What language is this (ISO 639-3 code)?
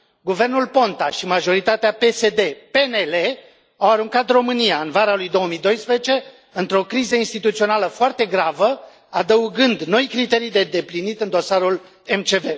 ron